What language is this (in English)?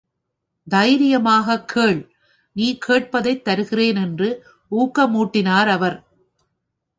Tamil